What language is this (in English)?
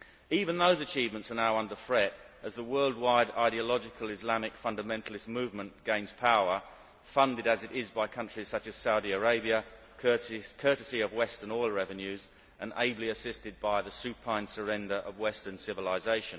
English